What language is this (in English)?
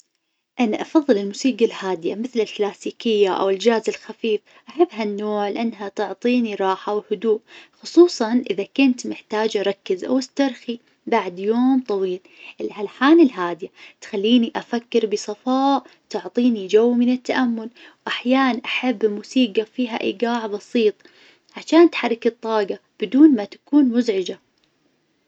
Najdi Arabic